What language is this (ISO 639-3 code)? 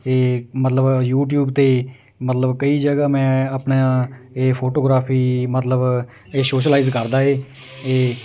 pan